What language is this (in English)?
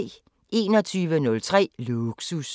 Danish